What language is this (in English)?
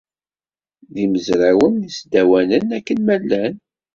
Kabyle